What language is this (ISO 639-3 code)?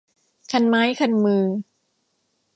tha